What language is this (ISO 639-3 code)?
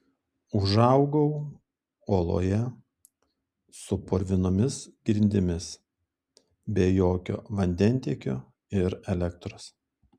lit